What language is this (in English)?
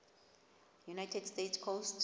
Xhosa